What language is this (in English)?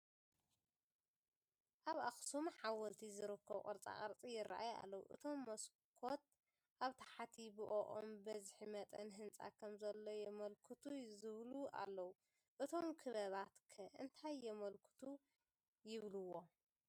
Tigrinya